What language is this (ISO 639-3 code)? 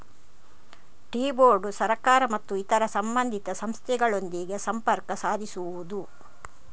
kan